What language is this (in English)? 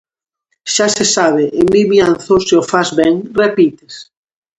Galician